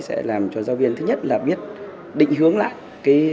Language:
Vietnamese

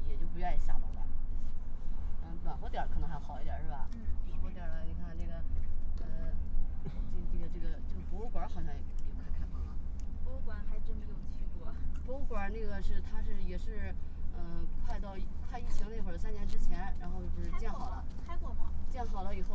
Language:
Chinese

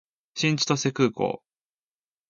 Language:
Japanese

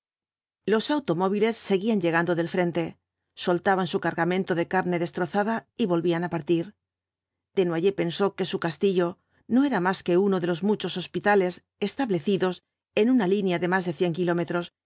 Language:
Spanish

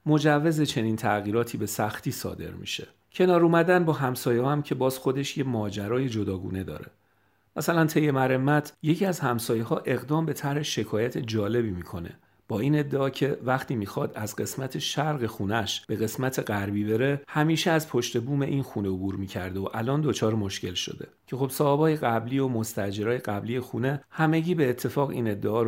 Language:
Persian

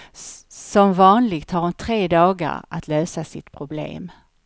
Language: Swedish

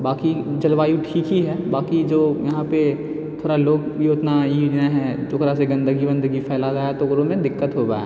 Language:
Maithili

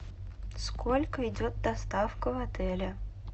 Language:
Russian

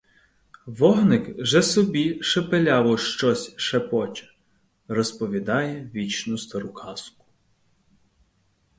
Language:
Ukrainian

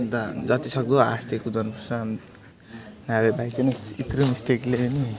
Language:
Nepali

